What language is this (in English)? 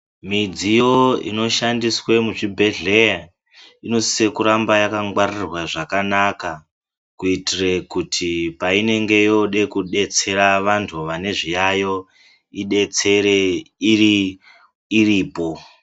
Ndau